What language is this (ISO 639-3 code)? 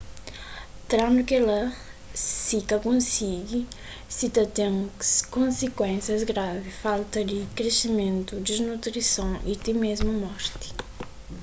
kea